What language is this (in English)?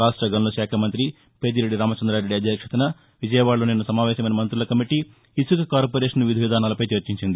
Telugu